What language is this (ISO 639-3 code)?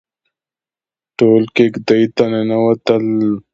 pus